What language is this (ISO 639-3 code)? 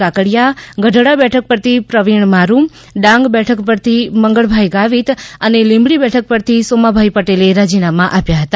guj